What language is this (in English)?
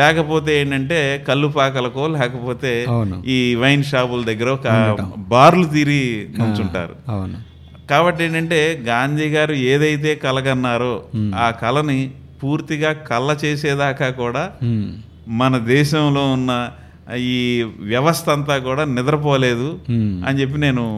Telugu